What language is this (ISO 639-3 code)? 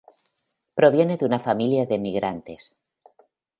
spa